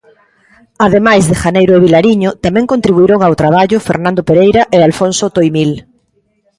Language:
Galician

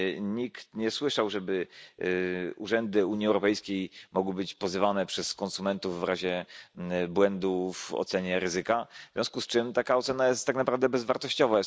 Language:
Polish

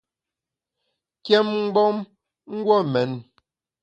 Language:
Bamun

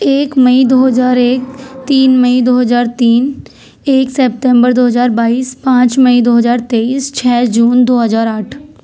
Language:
Urdu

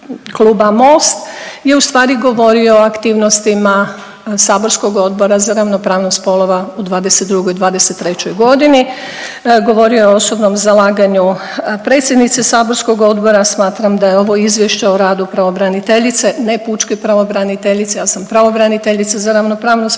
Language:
Croatian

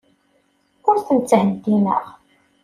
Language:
Kabyle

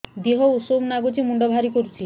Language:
Odia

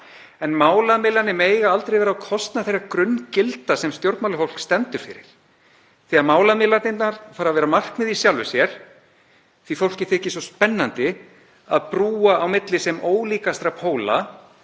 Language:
Icelandic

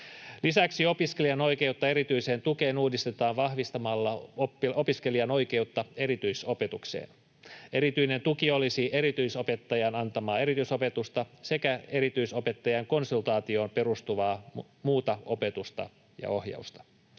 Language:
Finnish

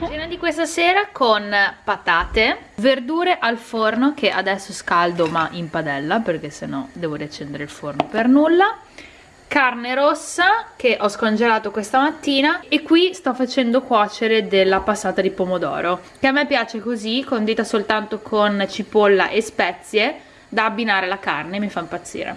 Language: Italian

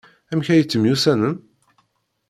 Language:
Kabyle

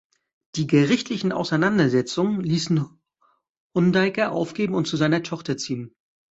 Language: German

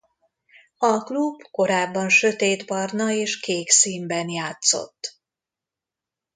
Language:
Hungarian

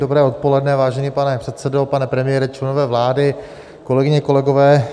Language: Czech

